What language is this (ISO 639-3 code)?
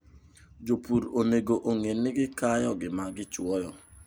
luo